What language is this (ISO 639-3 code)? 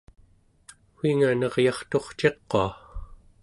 esu